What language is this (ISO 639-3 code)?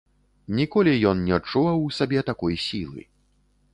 bel